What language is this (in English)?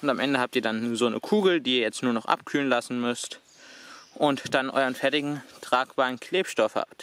German